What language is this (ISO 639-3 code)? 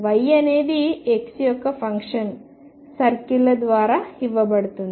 tel